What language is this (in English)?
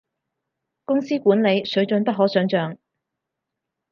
Cantonese